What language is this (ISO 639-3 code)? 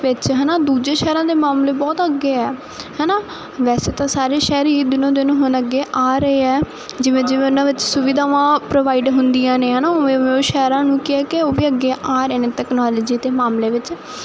pan